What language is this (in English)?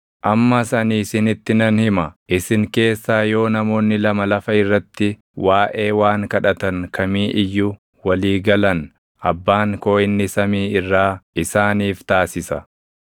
Oromo